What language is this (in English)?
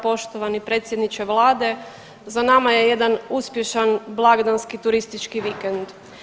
Croatian